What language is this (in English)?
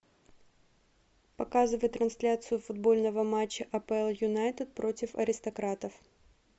Russian